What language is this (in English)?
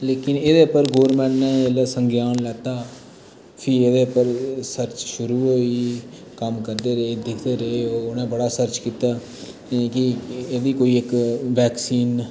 Dogri